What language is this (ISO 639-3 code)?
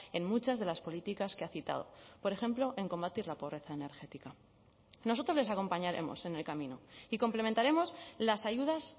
spa